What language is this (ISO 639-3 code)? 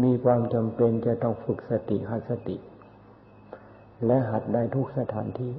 tha